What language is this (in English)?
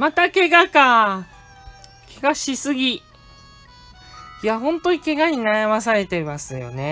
Japanese